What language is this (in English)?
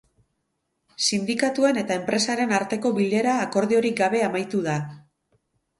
Basque